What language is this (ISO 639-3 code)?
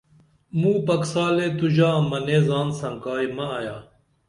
dml